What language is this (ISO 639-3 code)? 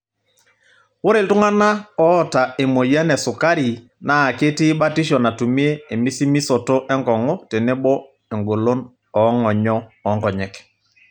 mas